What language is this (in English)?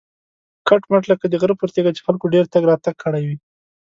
Pashto